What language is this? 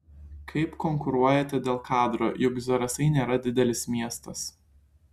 Lithuanian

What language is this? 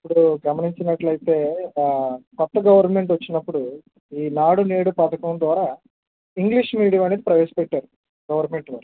Telugu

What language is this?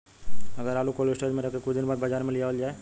Bhojpuri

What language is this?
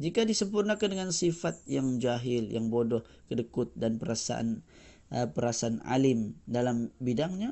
Malay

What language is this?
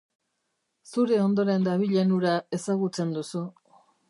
Basque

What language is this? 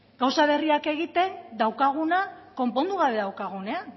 Basque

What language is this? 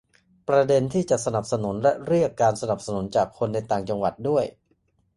Thai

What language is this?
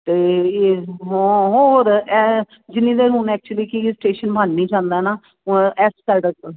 Punjabi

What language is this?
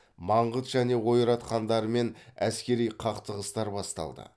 Kazakh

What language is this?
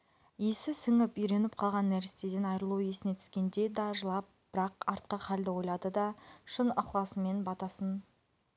Kazakh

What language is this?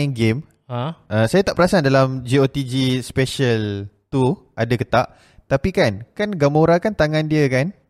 Malay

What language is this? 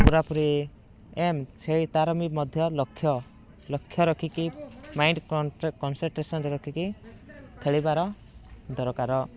Odia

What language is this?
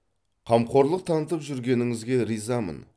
Kazakh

